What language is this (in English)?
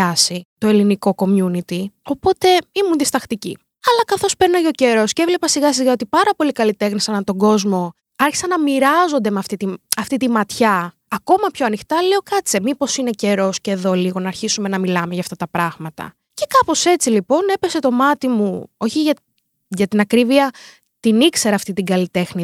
Greek